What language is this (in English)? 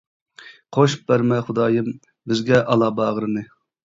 Uyghur